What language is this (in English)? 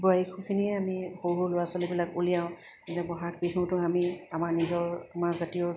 Assamese